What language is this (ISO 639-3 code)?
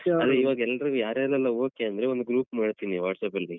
kan